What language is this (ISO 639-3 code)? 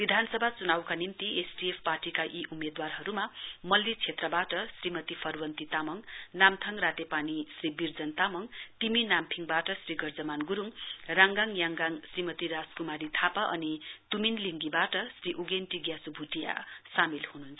nep